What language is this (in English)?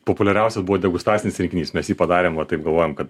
Lithuanian